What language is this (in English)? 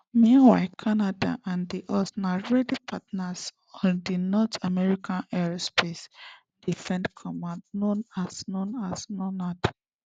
Nigerian Pidgin